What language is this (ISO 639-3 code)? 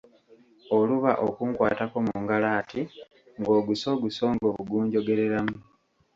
lug